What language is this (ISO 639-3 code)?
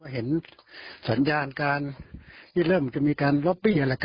tha